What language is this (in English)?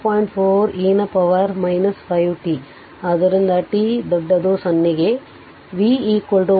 Kannada